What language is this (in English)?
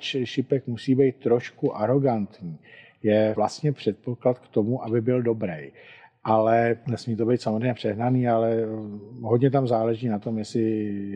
Czech